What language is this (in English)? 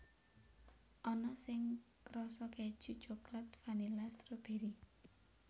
Javanese